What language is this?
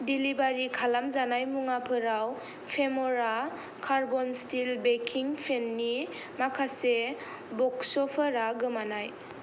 Bodo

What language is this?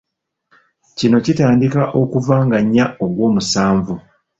Ganda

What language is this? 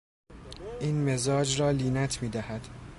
Persian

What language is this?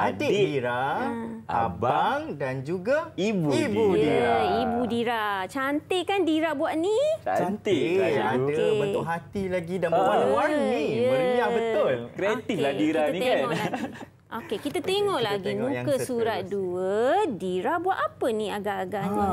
Malay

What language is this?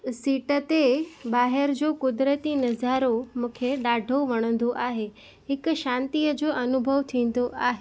Sindhi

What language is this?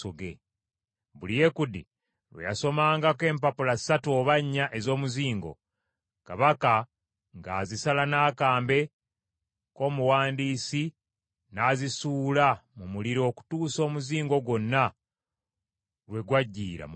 Ganda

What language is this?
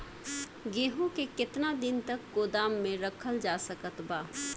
Bhojpuri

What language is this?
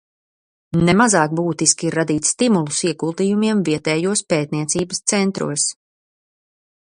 Latvian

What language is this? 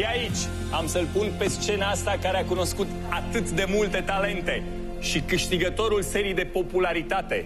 Romanian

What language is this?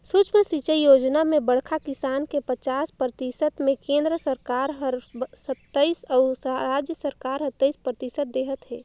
Chhattisgarhi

